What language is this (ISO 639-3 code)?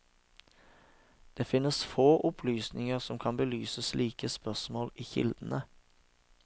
nor